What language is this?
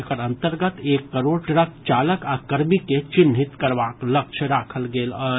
Maithili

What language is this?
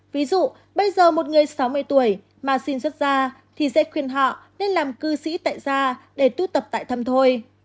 Vietnamese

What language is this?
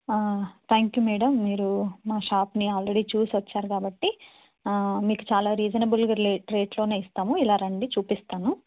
Telugu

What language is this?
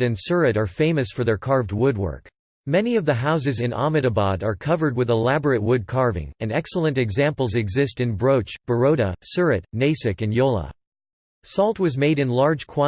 English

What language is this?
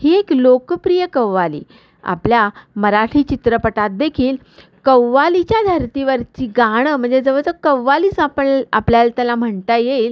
Marathi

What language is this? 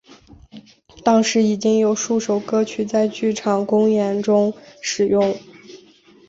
Chinese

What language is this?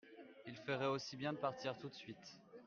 French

